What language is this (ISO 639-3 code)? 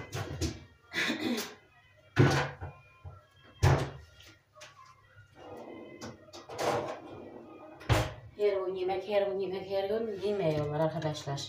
tur